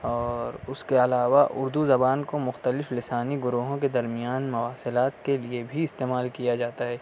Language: Urdu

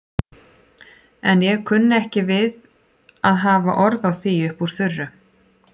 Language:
Icelandic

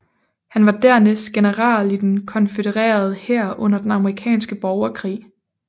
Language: Danish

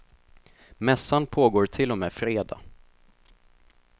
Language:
Swedish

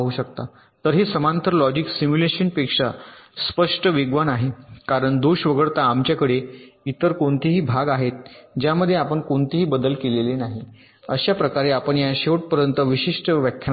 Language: Marathi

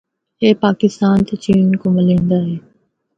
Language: Northern Hindko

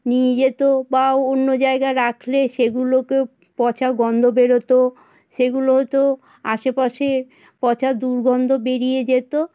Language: Bangla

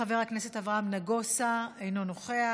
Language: Hebrew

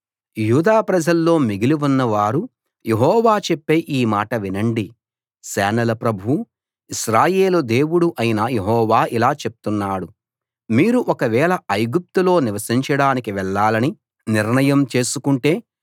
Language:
Telugu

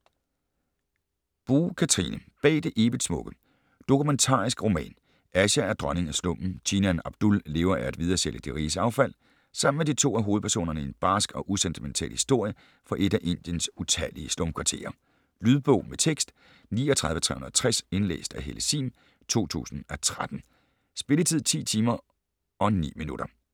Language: Danish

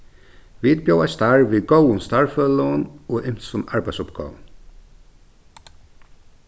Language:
Faroese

